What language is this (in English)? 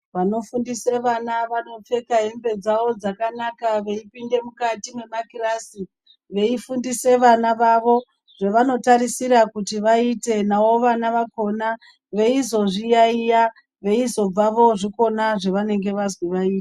Ndau